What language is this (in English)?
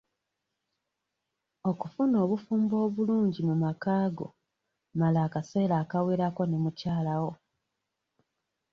Ganda